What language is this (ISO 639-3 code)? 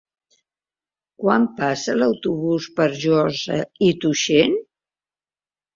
cat